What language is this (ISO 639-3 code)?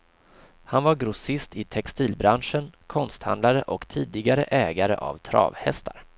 swe